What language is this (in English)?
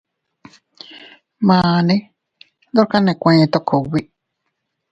Teutila Cuicatec